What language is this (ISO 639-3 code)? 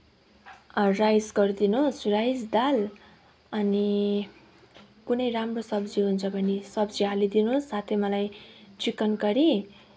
nep